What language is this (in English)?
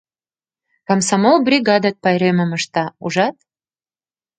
Mari